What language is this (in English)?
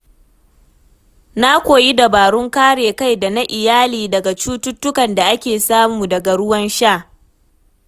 Hausa